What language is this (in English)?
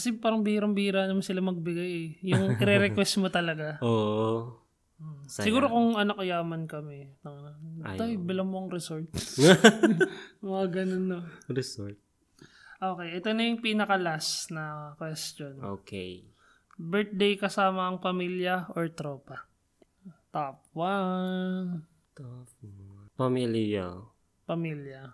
Filipino